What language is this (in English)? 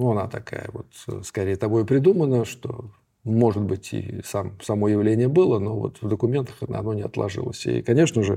Russian